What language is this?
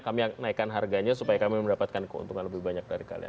Indonesian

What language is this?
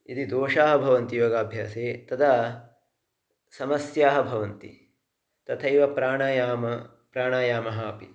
Sanskrit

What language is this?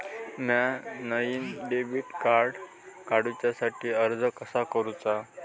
Marathi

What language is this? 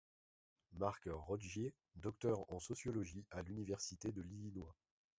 French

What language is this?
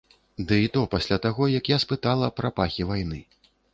Belarusian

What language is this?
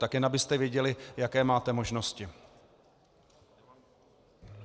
Czech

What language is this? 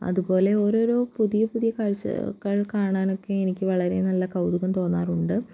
Malayalam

